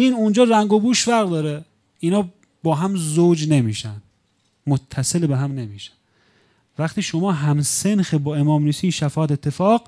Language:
Persian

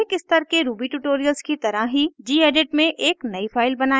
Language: Hindi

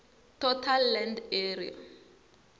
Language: Tsonga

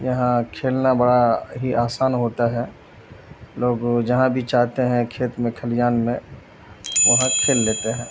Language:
Urdu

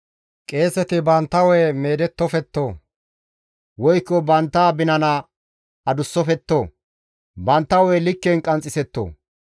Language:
Gamo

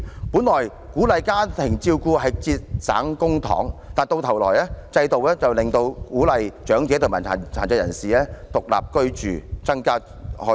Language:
Cantonese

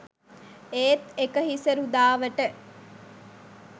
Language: Sinhala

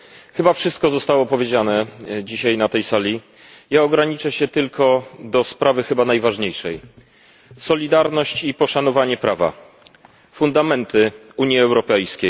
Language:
Polish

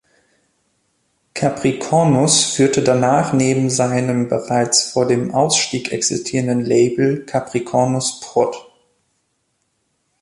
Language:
German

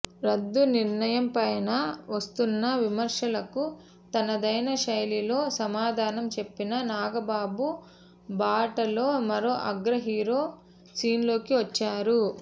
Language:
Telugu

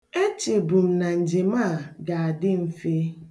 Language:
Igbo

